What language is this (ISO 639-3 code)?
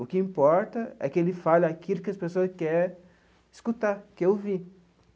por